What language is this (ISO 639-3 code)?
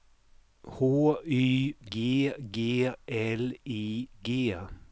swe